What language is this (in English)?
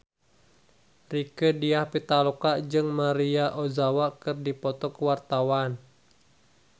Sundanese